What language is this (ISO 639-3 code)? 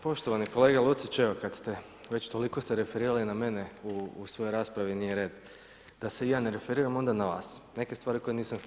hrv